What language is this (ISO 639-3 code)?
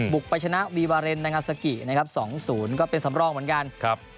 tha